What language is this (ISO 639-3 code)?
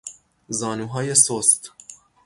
fas